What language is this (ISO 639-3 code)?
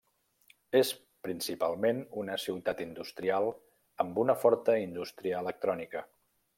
cat